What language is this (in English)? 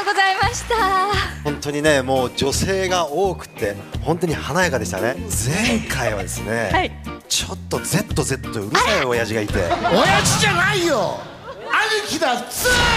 Japanese